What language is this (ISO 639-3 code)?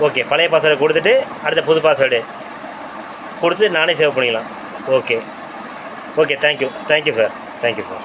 tam